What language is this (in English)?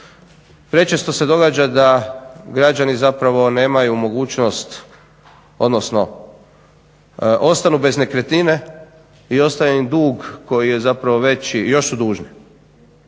Croatian